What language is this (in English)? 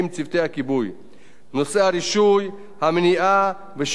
Hebrew